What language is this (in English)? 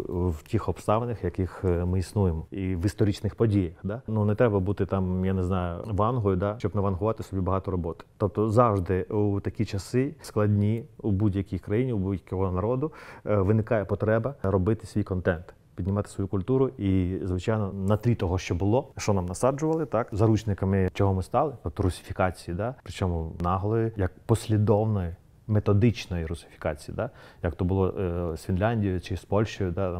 Ukrainian